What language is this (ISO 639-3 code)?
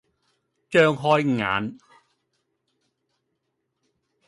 yue